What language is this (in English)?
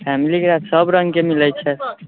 Maithili